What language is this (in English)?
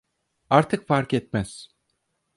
Turkish